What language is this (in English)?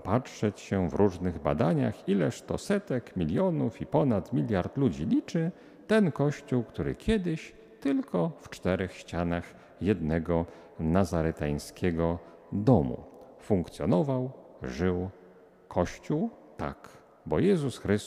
Polish